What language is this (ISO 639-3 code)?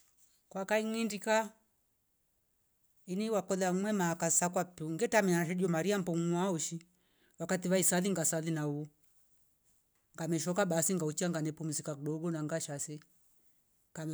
rof